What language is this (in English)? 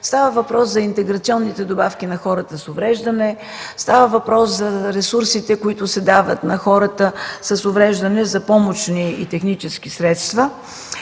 Bulgarian